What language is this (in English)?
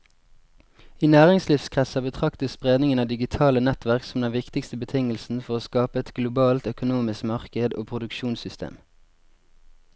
Norwegian